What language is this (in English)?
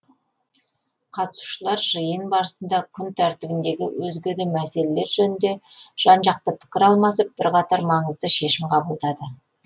Kazakh